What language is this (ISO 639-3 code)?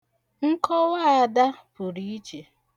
ibo